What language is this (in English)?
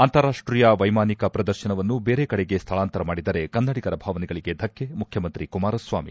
Kannada